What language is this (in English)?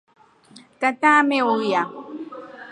Rombo